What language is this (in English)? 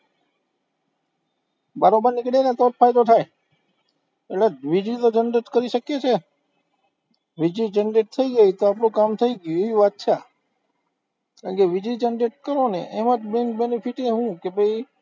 Gujarati